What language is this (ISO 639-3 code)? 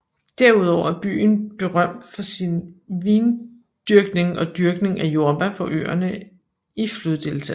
dan